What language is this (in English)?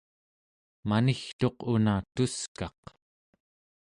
Central Yupik